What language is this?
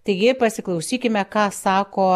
Lithuanian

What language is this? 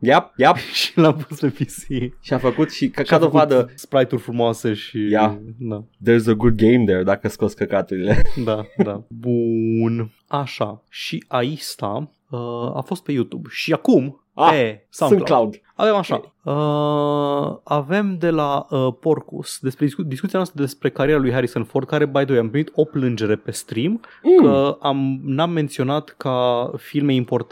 Romanian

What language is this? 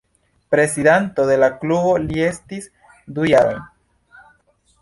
Esperanto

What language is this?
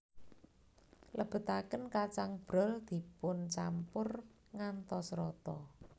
Javanese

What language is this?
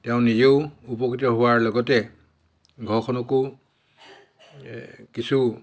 Assamese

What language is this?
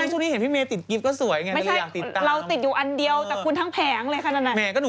Thai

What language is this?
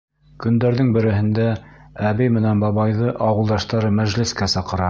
Bashkir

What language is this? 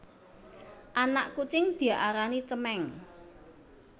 Javanese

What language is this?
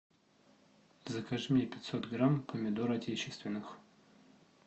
Russian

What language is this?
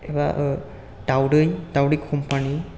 Bodo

